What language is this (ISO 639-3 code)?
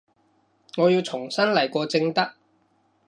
yue